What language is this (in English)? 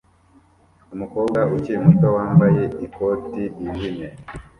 Kinyarwanda